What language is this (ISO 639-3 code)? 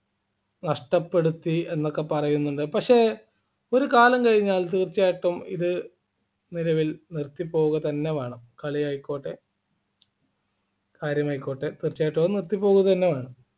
mal